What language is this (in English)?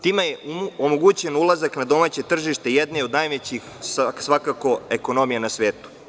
Serbian